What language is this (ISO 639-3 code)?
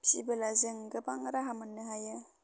brx